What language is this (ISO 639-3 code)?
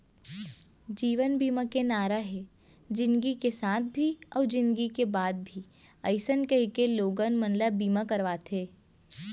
hne